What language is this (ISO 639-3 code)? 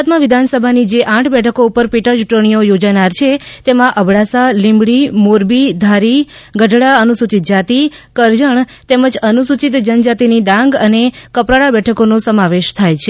guj